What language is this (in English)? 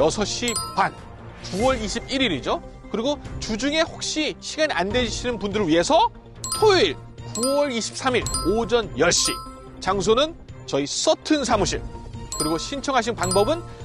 Korean